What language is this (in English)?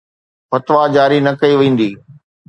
Sindhi